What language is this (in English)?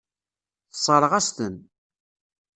Kabyle